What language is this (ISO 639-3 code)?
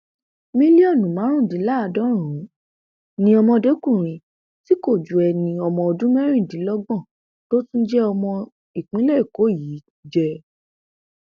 yor